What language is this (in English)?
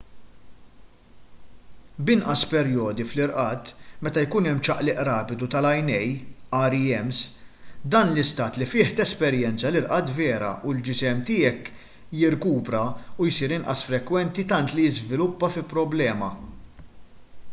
Maltese